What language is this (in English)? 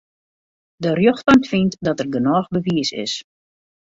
Western Frisian